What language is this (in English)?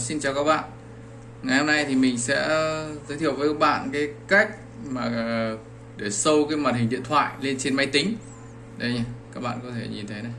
Vietnamese